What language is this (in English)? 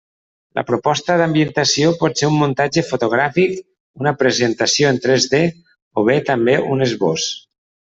Catalan